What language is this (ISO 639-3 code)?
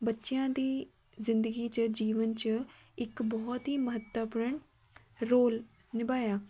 pan